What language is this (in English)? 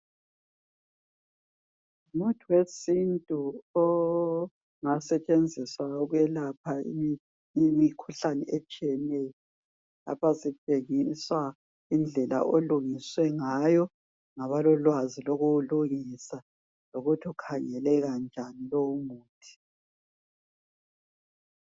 North Ndebele